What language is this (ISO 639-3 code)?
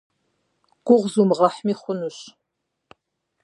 kbd